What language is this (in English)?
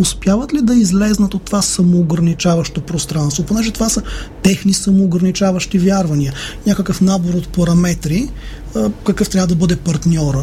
Bulgarian